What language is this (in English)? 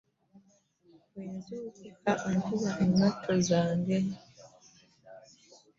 Ganda